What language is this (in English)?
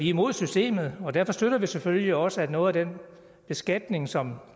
Danish